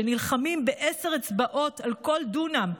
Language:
Hebrew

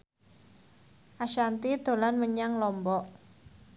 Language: Javanese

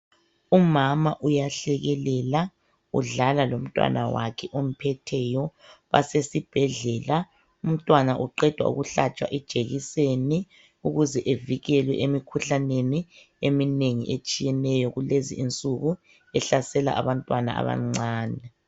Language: North Ndebele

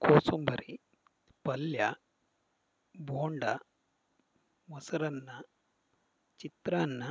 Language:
Kannada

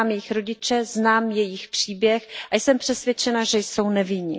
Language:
Czech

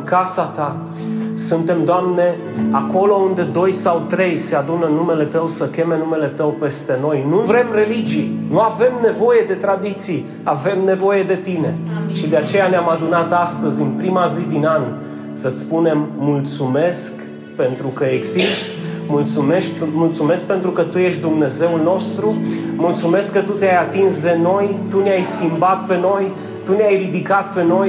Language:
Romanian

